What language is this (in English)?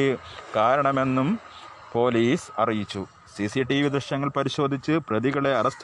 Malayalam